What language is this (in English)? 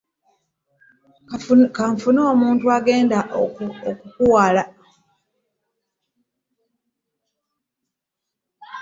Ganda